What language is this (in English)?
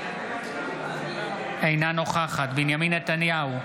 Hebrew